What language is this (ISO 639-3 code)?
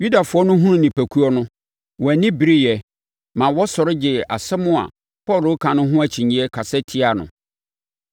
aka